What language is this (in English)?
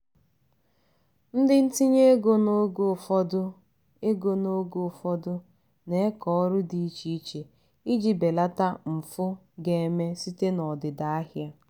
Igbo